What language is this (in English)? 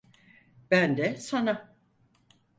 Turkish